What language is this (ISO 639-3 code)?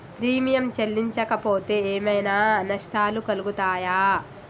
tel